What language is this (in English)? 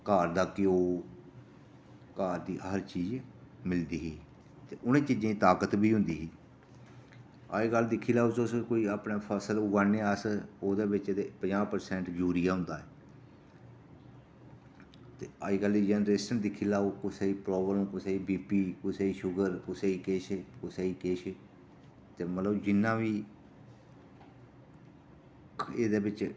Dogri